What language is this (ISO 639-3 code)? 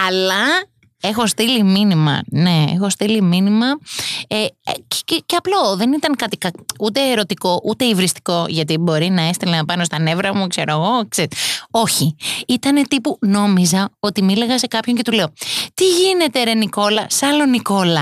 ell